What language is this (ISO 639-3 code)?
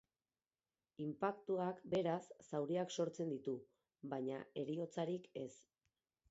eus